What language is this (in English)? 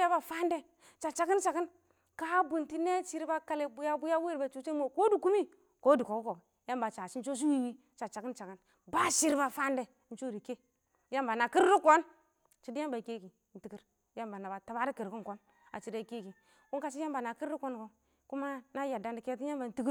Awak